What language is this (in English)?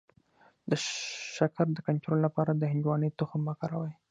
Pashto